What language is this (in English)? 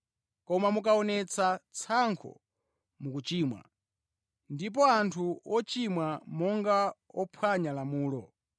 Nyanja